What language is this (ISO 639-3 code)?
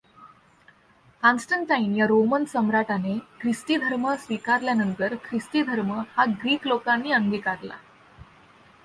mar